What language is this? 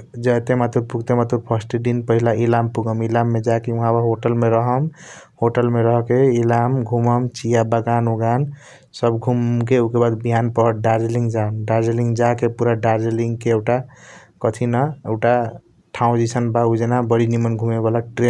Kochila Tharu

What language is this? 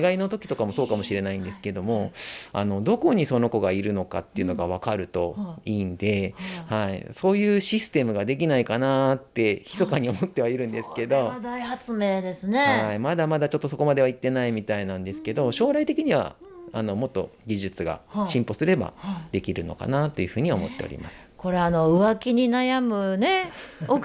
Japanese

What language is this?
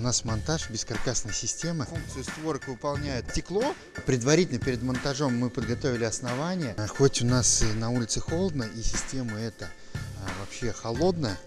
Russian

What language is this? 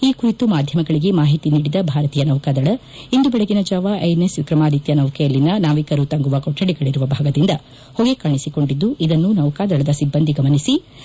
Kannada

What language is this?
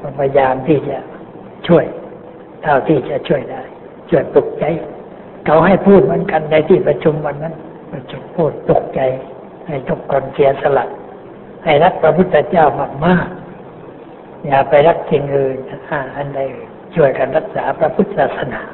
Thai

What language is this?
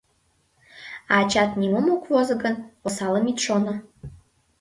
Mari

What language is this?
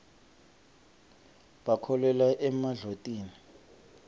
Swati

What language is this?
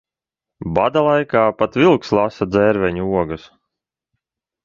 Latvian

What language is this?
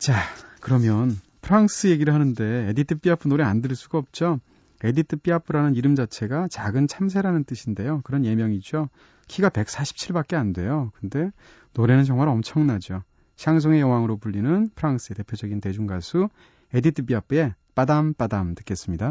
Korean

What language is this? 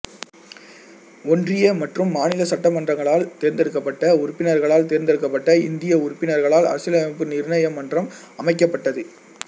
Tamil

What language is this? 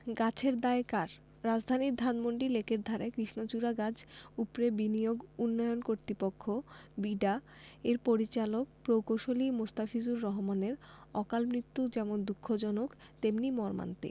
Bangla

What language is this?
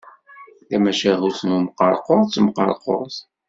Kabyle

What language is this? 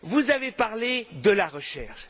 French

